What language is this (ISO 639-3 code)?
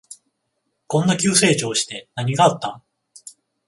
jpn